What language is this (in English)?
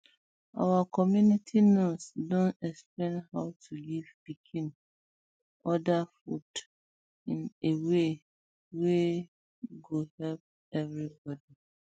Nigerian Pidgin